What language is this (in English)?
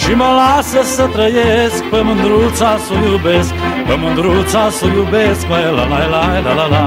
Romanian